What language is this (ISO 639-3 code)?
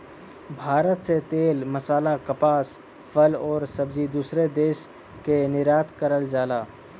bho